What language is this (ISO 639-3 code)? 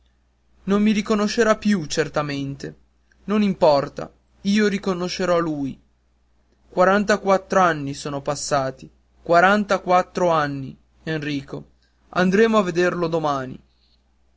ita